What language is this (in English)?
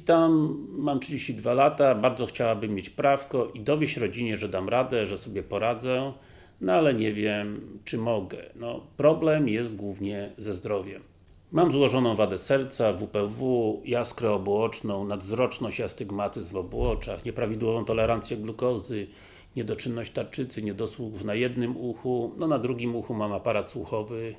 Polish